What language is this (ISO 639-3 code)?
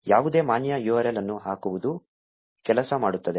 kan